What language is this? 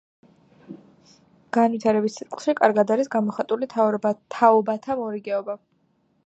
Georgian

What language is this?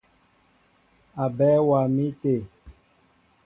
Mbo (Cameroon)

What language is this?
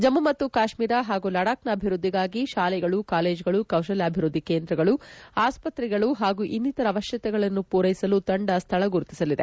Kannada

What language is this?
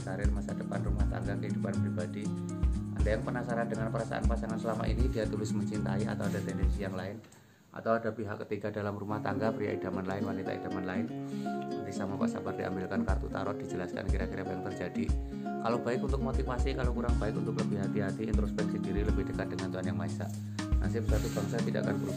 Indonesian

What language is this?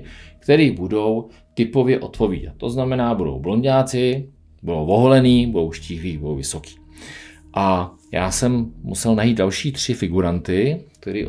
Czech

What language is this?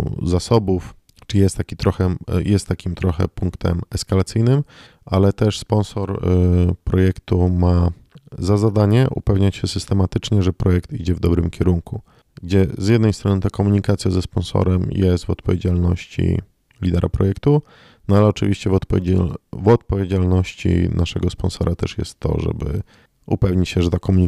Polish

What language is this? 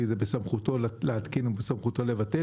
Hebrew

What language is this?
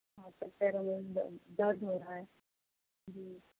Urdu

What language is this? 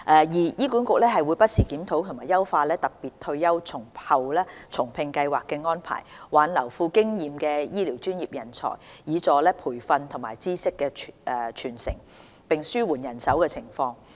Cantonese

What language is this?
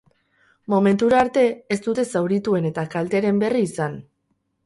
Basque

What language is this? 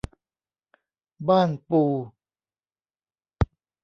Thai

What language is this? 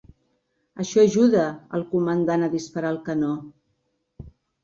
Catalan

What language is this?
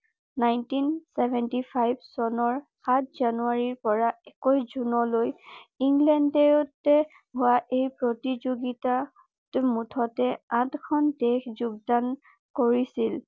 Assamese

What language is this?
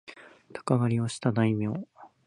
Japanese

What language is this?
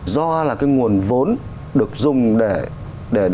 Vietnamese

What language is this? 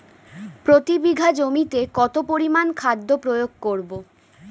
Bangla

